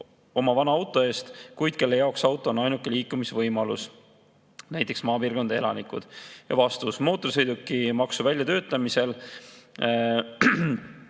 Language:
Estonian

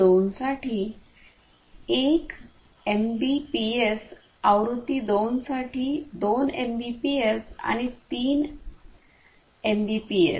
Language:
Marathi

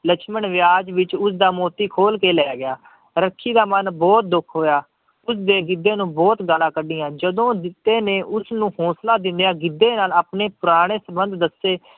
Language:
Punjabi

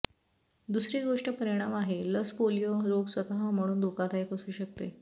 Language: Marathi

